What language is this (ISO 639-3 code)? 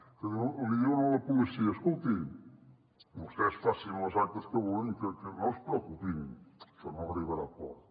cat